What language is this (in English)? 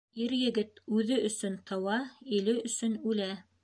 Bashkir